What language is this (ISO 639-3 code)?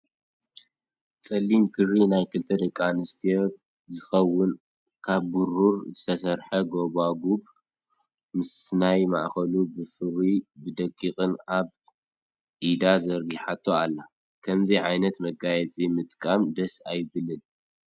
tir